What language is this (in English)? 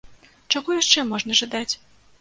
Belarusian